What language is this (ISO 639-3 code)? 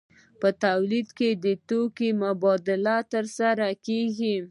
pus